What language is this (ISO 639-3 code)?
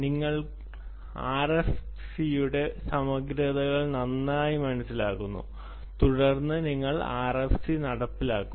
mal